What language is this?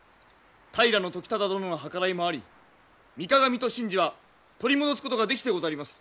Japanese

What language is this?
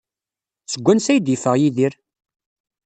Kabyle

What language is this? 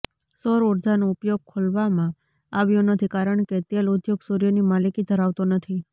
Gujarati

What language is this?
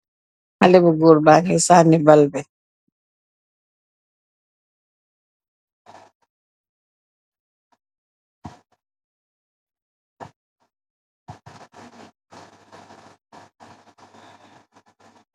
Wolof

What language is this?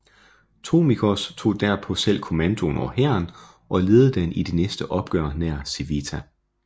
Danish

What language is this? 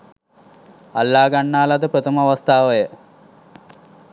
Sinhala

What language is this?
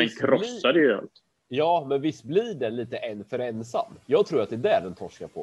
Swedish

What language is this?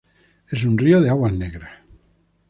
Spanish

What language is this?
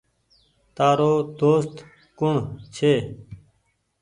Goaria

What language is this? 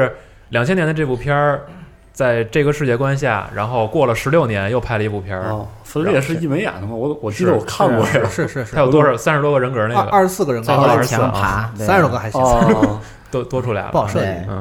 Chinese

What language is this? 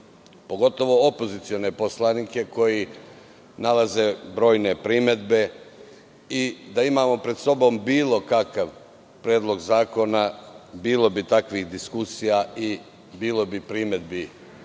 Serbian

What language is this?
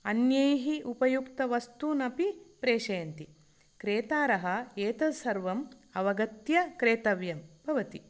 Sanskrit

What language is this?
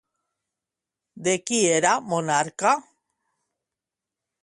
Catalan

